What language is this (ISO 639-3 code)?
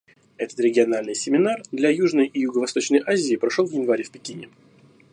rus